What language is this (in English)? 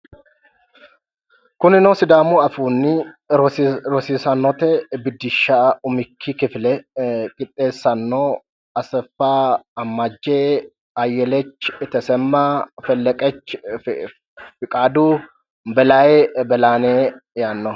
Sidamo